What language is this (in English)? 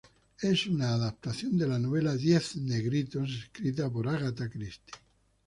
Spanish